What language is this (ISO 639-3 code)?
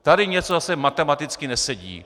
ces